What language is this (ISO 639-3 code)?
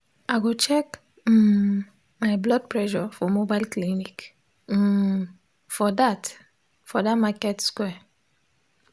pcm